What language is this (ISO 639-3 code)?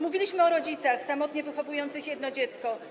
pol